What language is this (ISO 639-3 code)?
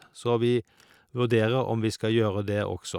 nor